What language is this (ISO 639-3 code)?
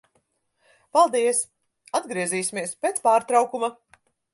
lav